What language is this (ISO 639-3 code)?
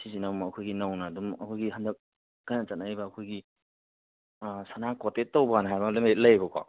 mni